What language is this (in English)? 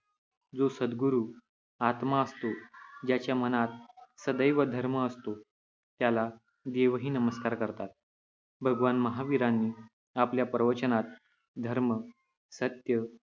Marathi